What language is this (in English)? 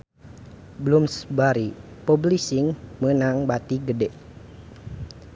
Sundanese